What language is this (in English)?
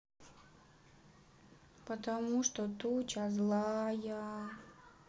Russian